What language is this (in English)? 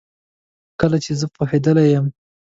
Pashto